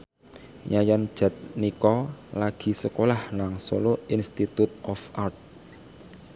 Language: Javanese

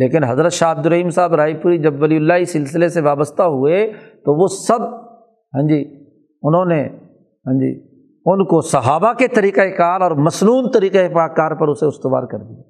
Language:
Urdu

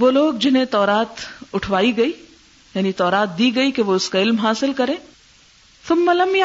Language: Urdu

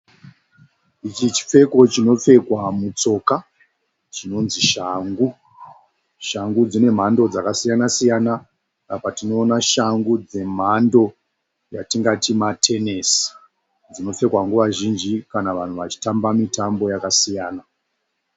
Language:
Shona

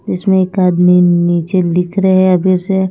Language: Hindi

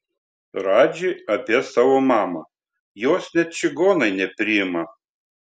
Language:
Lithuanian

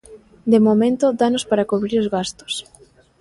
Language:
Galician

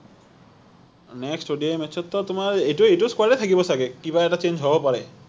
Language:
Assamese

